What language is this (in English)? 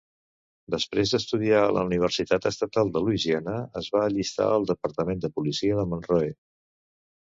Catalan